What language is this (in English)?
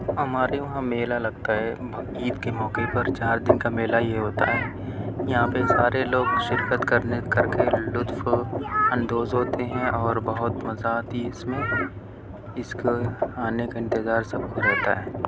Urdu